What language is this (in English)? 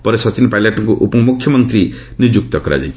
Odia